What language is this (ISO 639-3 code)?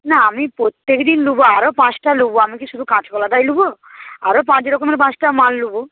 ben